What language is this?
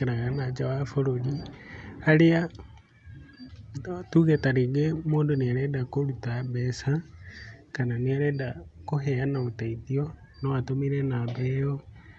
Kikuyu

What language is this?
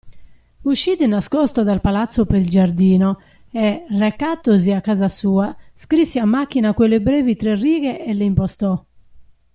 Italian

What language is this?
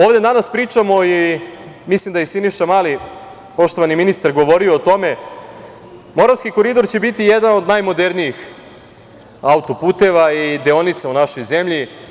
Serbian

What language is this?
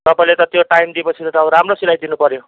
Nepali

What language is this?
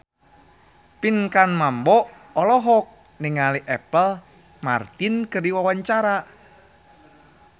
Sundanese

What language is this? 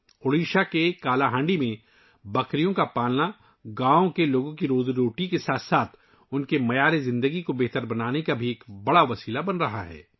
Urdu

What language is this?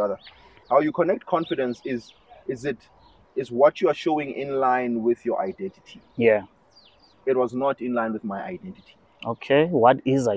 English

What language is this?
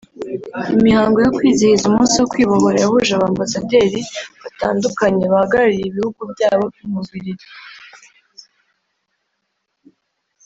Kinyarwanda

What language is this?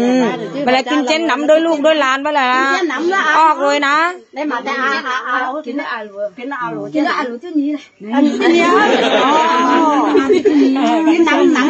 Vietnamese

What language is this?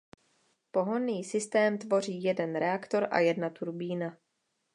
Czech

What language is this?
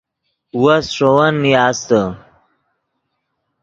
Yidgha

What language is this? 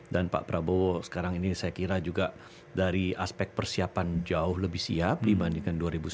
Indonesian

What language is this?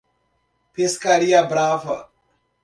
Portuguese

